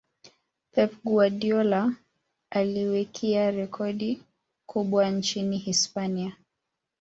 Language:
Swahili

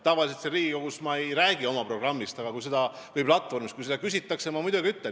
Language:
Estonian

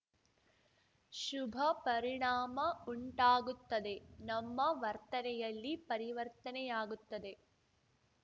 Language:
Kannada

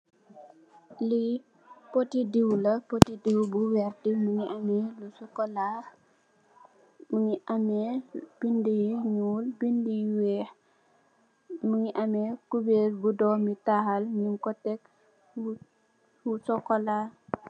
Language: Wolof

